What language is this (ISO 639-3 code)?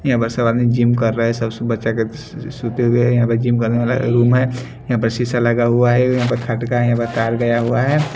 hin